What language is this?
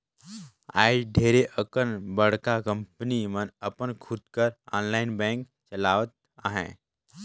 Chhattisgarhi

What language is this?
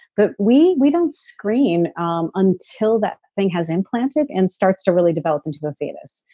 English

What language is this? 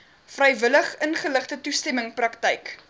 Afrikaans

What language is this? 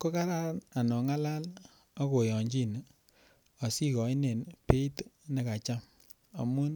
Kalenjin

